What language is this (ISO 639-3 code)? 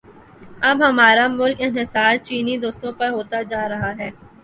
urd